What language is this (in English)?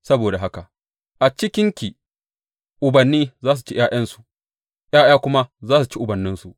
Hausa